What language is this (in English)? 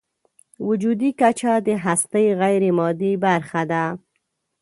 Pashto